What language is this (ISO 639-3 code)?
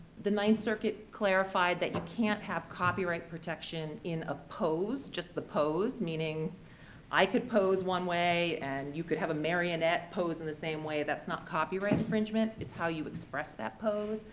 eng